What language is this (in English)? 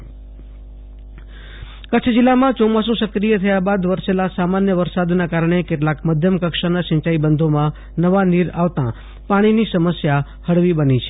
Gujarati